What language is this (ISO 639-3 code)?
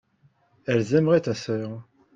fra